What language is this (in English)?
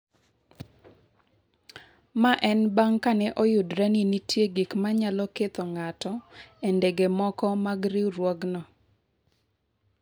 Luo (Kenya and Tanzania)